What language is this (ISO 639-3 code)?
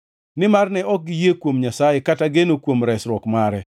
luo